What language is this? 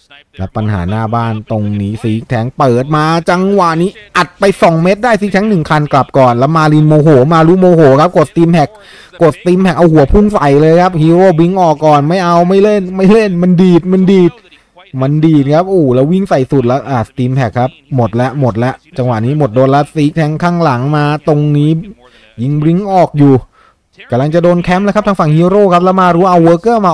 Thai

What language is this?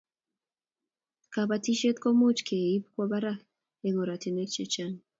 Kalenjin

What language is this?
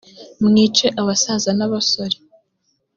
Kinyarwanda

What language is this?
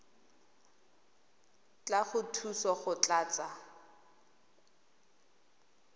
Tswana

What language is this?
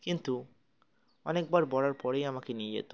Bangla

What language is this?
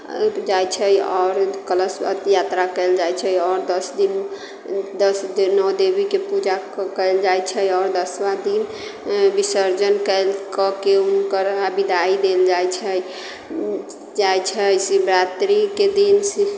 Maithili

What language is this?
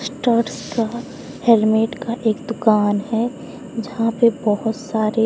Hindi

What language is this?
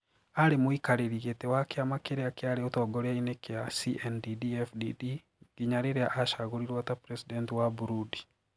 Kikuyu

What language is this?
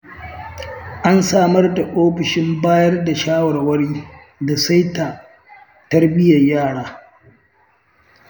Hausa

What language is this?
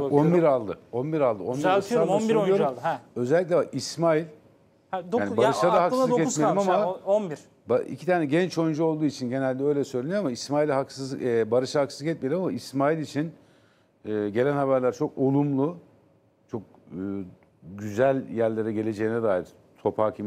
Turkish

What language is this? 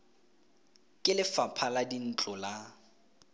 Tswana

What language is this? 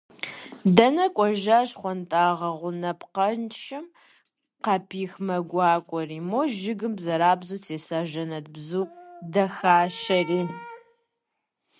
Kabardian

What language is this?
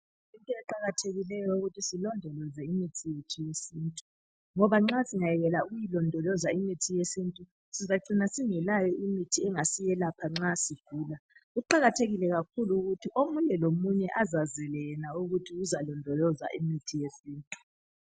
North Ndebele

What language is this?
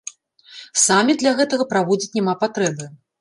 Belarusian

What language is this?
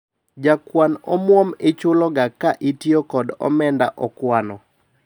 Luo (Kenya and Tanzania)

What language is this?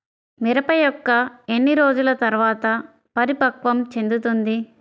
Telugu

